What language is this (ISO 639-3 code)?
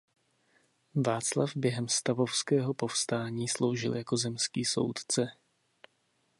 ces